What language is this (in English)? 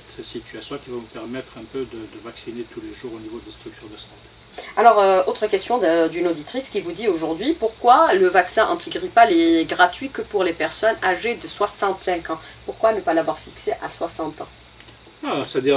French